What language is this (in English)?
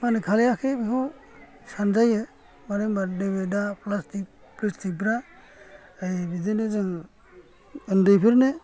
Bodo